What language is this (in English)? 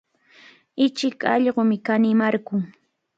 Cajatambo North Lima Quechua